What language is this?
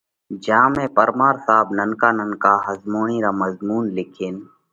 Parkari Koli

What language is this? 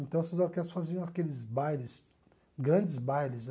Portuguese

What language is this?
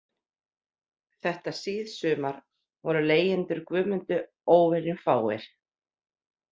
Icelandic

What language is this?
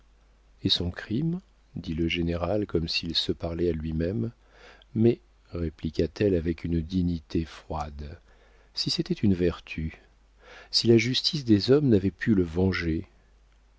French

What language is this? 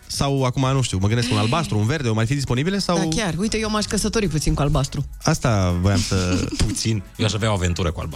Romanian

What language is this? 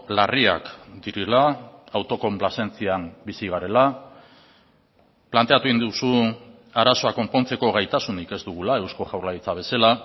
Basque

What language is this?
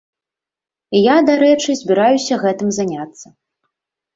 Belarusian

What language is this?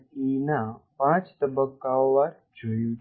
Gujarati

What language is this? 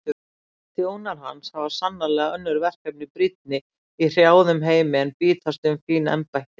Icelandic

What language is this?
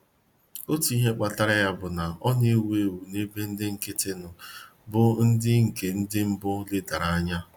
Igbo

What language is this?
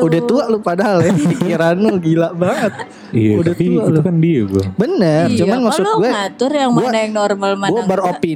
Indonesian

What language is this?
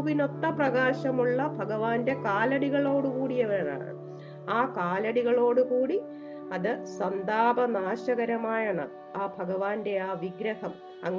Malayalam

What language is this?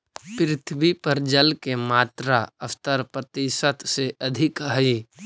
Magahi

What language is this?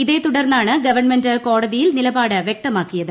Malayalam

